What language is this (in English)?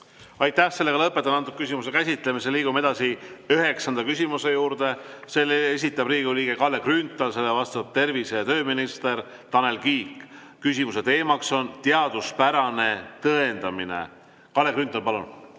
Estonian